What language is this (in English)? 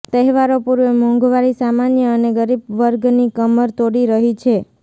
Gujarati